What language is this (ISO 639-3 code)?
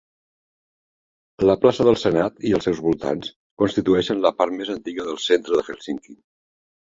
cat